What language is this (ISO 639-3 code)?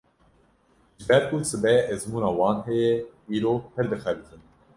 kur